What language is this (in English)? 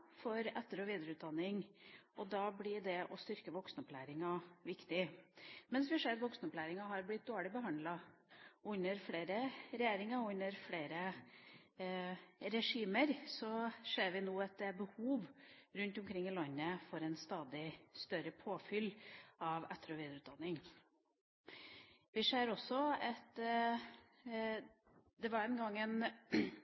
Norwegian Bokmål